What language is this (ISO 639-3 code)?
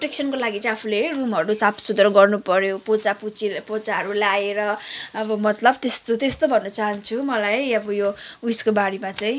nep